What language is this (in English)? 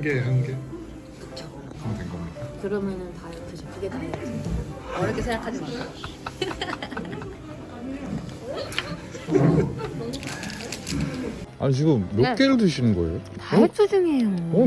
Korean